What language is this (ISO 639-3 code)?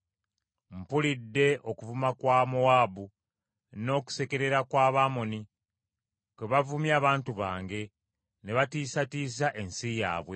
lug